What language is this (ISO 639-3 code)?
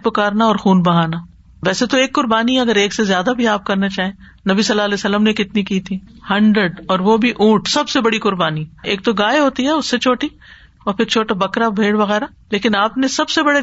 urd